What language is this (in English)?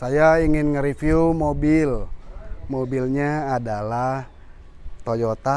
Indonesian